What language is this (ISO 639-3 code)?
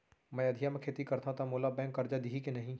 hne